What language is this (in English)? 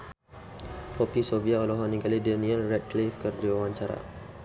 Sundanese